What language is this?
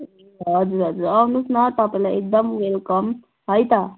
Nepali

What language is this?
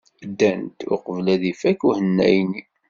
Kabyle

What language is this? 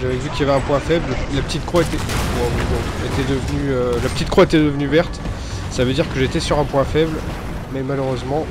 French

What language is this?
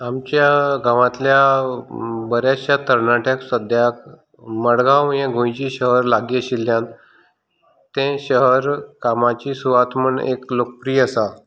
Konkani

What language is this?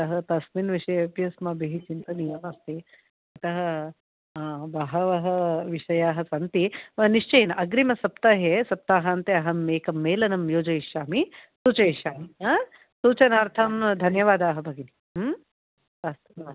Sanskrit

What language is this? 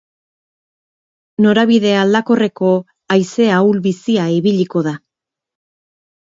Basque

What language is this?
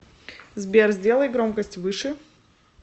Russian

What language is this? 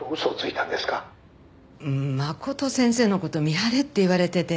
Japanese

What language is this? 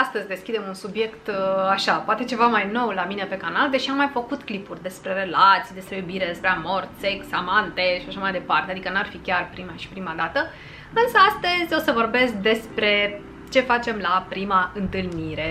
Romanian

